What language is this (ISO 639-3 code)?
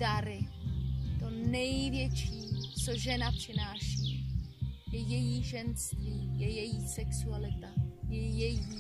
ces